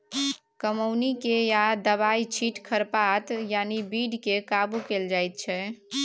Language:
Maithili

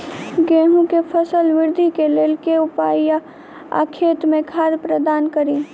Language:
Maithili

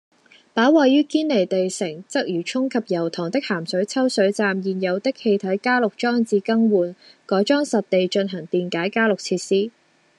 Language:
Cantonese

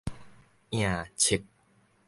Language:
Min Nan Chinese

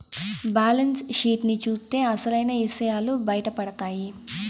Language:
Telugu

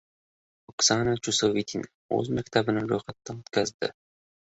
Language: Uzbek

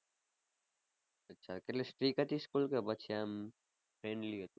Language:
Gujarati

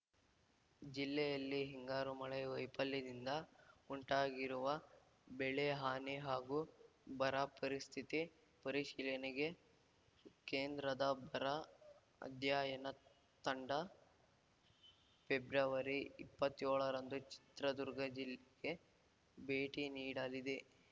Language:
Kannada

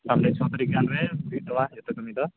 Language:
Santali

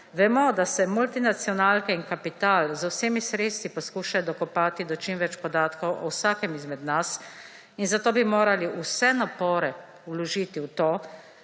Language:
Slovenian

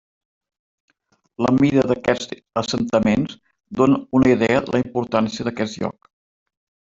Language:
Catalan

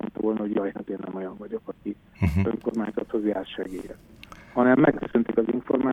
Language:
Hungarian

